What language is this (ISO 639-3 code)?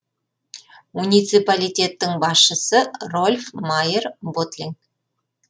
kaz